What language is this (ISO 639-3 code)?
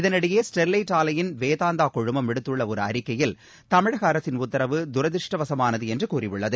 tam